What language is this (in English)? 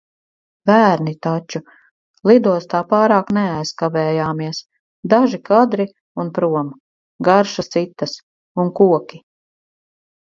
Latvian